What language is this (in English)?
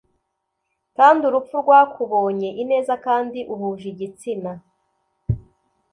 Kinyarwanda